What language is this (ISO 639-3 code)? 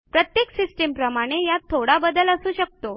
mar